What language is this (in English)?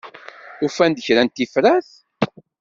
Kabyle